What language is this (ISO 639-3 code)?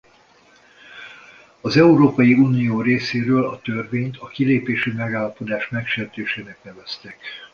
hun